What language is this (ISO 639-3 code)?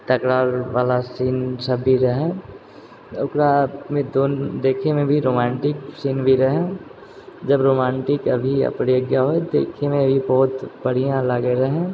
mai